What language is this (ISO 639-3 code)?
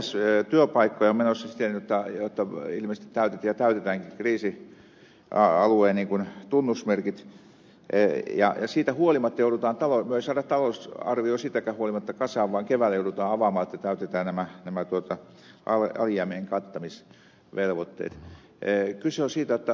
fin